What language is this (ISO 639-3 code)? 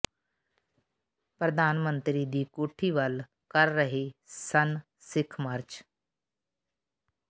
pan